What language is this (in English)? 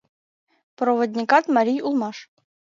Mari